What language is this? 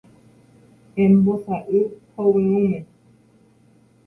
Guarani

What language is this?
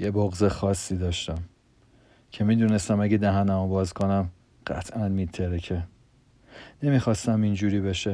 Persian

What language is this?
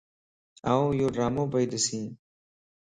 Lasi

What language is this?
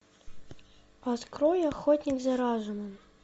Russian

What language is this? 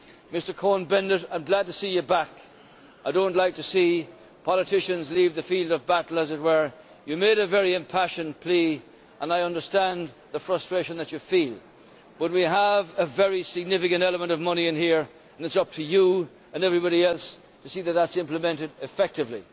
English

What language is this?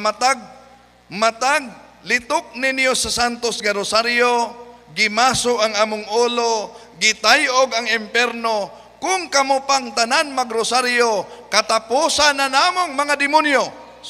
Filipino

